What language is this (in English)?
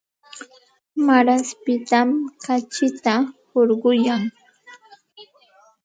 Santa Ana de Tusi Pasco Quechua